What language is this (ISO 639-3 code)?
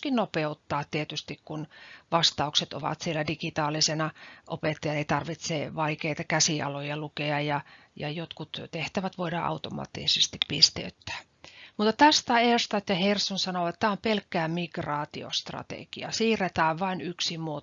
fin